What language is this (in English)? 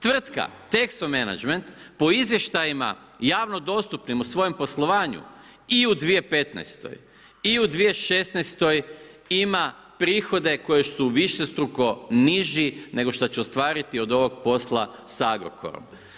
Croatian